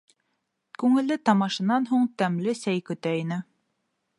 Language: Bashkir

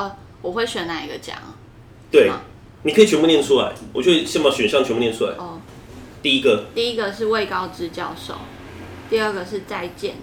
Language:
Chinese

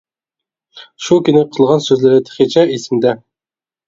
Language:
Uyghur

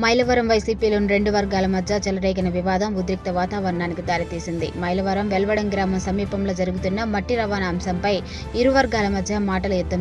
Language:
Romanian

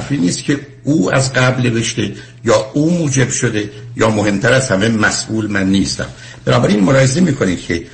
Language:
Persian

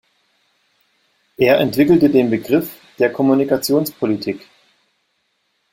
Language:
German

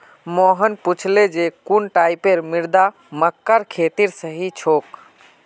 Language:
Magahi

